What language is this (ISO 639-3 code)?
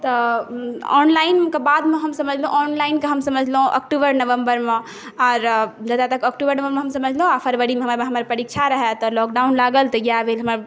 mai